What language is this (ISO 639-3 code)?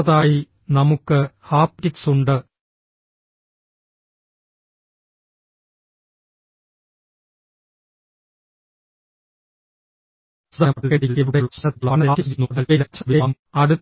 mal